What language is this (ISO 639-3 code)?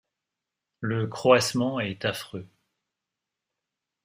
fra